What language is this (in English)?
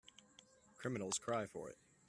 English